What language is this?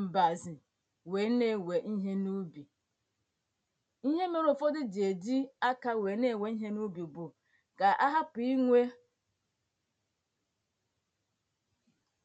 Igbo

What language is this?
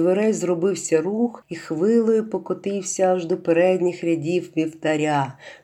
Ukrainian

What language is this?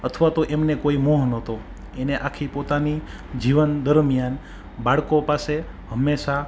Gujarati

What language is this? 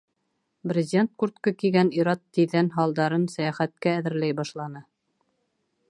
Bashkir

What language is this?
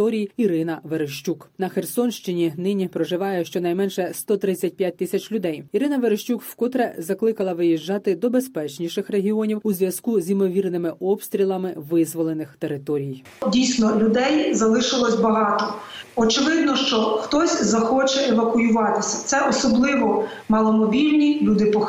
Ukrainian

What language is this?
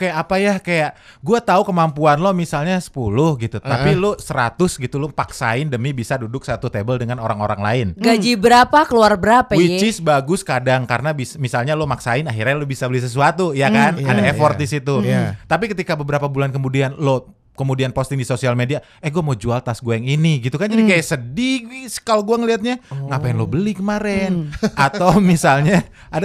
Indonesian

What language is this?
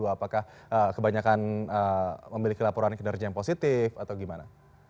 Indonesian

